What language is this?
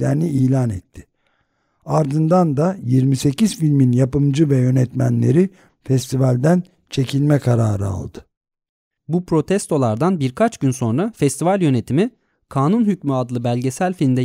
Turkish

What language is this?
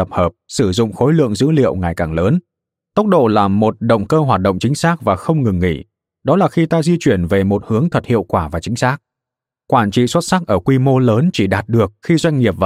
Vietnamese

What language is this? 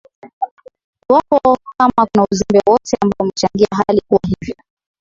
Swahili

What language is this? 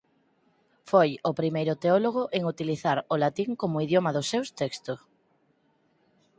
Galician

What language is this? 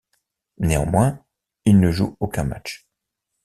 French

